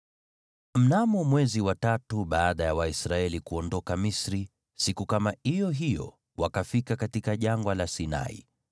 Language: Swahili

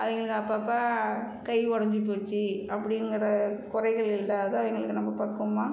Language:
Tamil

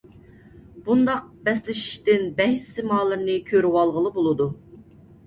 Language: Uyghur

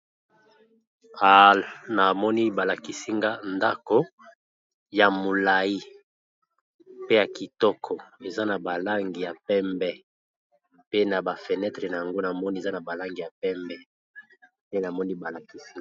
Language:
Lingala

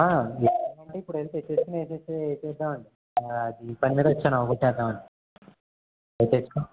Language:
Telugu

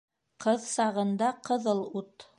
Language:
Bashkir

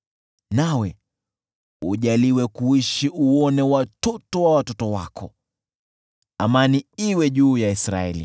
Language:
Swahili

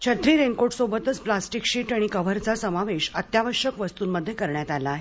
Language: Marathi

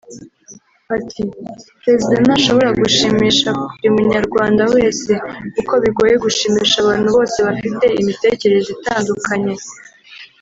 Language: Kinyarwanda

